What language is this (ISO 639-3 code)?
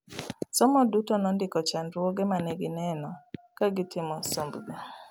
luo